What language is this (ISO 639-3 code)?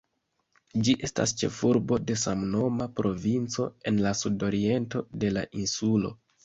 epo